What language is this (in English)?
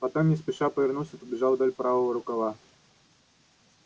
Russian